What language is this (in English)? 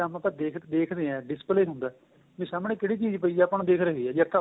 Punjabi